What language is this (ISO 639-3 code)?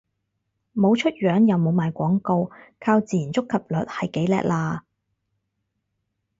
yue